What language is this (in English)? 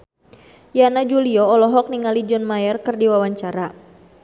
Sundanese